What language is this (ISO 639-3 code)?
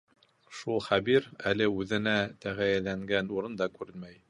bak